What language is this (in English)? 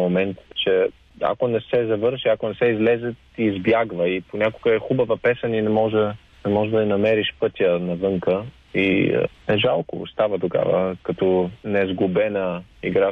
Bulgarian